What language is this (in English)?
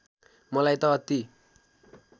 Nepali